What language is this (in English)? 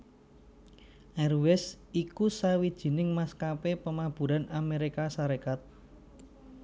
Javanese